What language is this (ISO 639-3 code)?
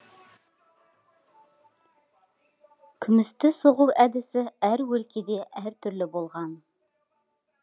kaz